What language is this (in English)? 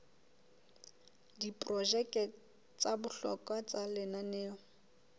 Southern Sotho